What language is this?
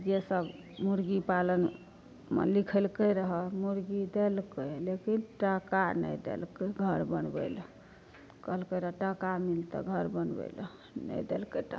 Maithili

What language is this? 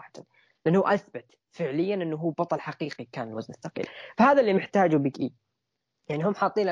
Arabic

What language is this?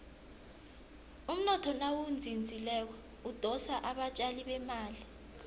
South Ndebele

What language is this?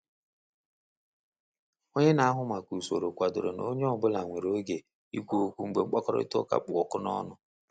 Igbo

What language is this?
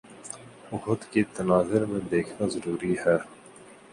Urdu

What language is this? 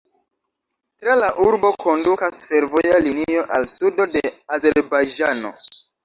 Esperanto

